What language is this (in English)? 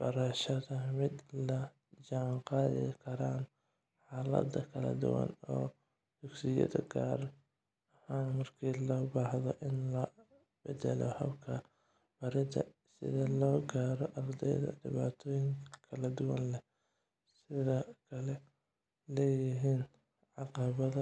Somali